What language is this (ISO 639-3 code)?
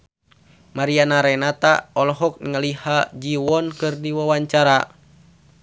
sun